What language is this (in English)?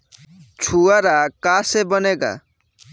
Bhojpuri